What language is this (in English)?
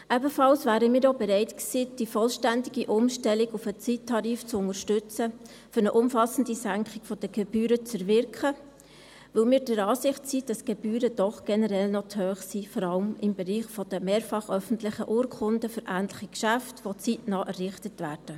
Swiss German